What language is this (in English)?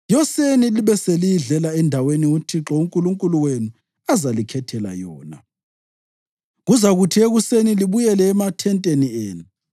North Ndebele